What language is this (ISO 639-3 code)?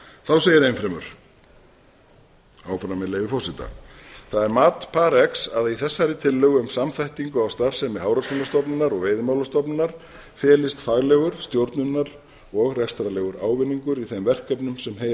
isl